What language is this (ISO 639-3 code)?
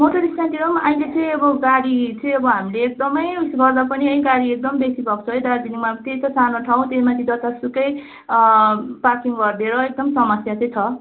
nep